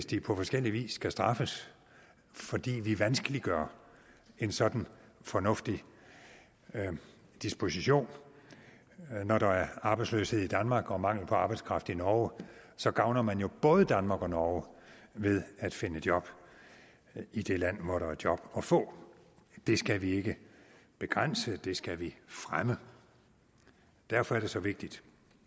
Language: Danish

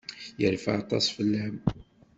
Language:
Kabyle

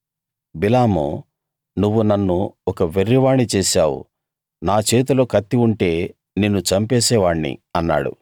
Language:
Telugu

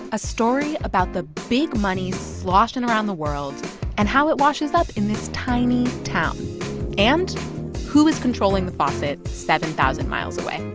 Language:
English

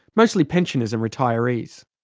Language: English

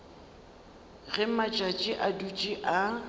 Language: Northern Sotho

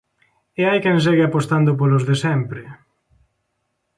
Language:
Galician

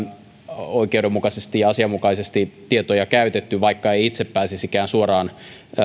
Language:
Finnish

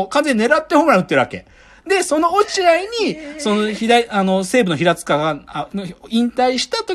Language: Japanese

